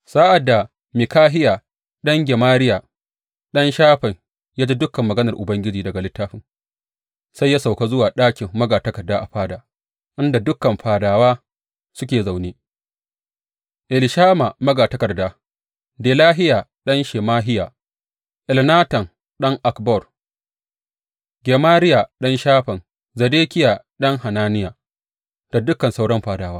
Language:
Hausa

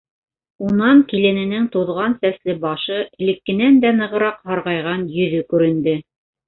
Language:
Bashkir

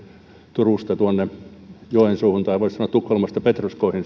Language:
Finnish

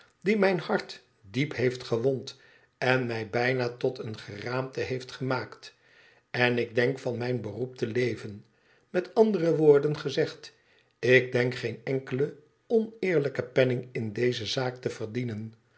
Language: Dutch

